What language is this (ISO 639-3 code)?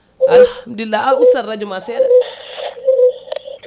ful